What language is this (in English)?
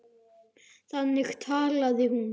Icelandic